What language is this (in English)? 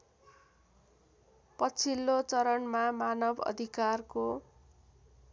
Nepali